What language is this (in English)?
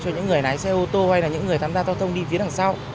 Vietnamese